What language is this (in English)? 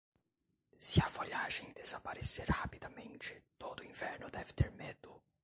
Portuguese